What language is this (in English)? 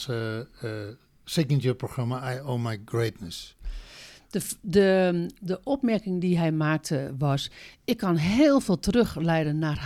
Dutch